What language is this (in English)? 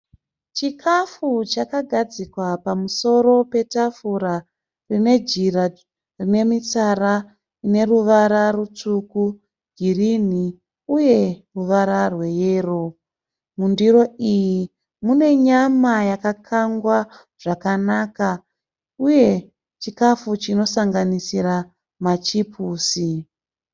Shona